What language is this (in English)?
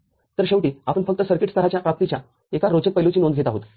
Marathi